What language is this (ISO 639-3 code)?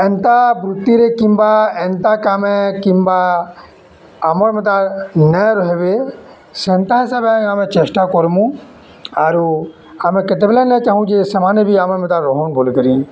ori